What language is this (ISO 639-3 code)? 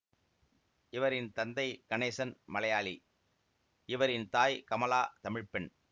tam